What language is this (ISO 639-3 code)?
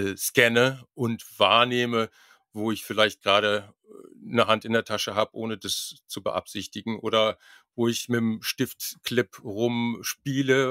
deu